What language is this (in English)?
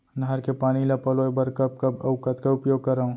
Chhattisgarhi